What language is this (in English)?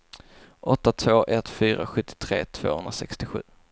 Swedish